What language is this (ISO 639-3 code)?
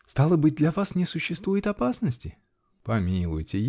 rus